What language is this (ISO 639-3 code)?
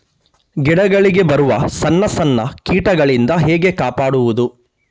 kan